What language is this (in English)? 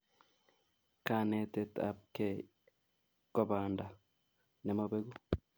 Kalenjin